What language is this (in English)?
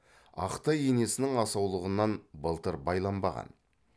Kazakh